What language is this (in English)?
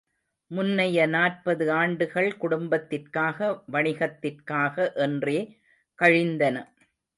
Tamil